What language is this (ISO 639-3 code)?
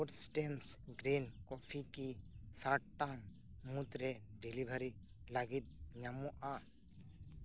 sat